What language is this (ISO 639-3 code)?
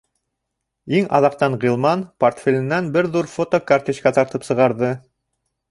bak